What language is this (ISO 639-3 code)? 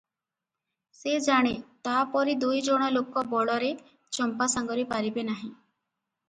ori